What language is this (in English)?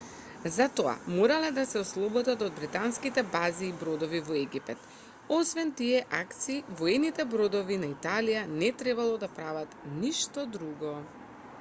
Macedonian